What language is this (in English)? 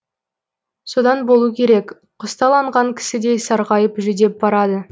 Kazakh